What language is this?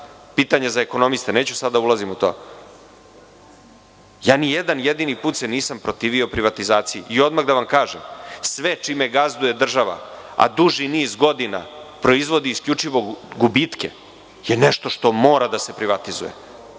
Serbian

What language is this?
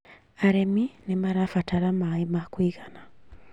Kikuyu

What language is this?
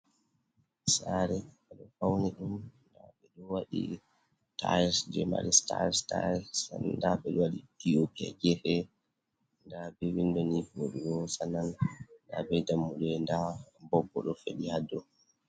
Fula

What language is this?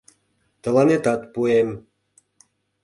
Mari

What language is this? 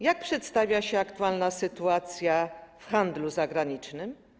Polish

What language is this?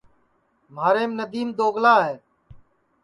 Sansi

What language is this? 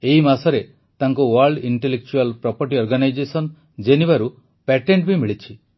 Odia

